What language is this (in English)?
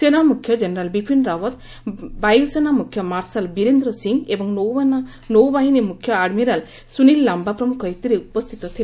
Odia